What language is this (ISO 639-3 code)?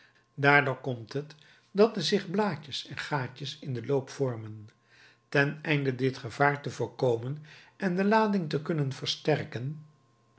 nld